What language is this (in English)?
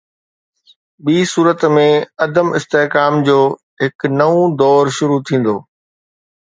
Sindhi